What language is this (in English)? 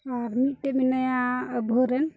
Santali